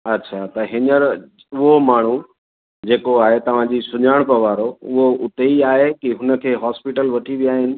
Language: Sindhi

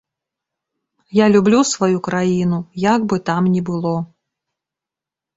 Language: Belarusian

